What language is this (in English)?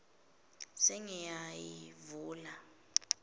Swati